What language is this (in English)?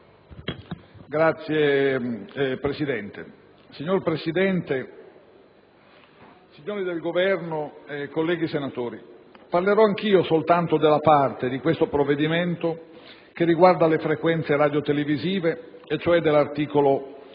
Italian